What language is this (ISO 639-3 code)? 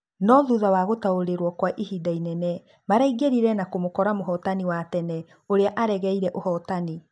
kik